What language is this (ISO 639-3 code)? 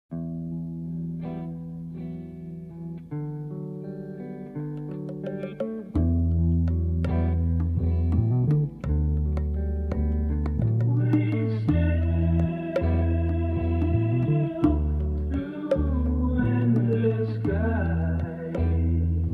hun